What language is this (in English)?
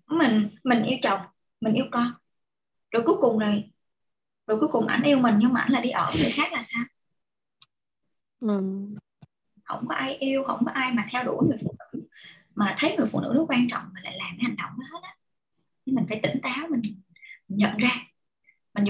Vietnamese